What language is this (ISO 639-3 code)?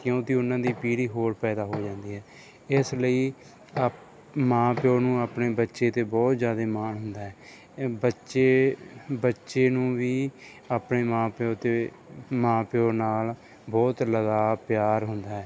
pan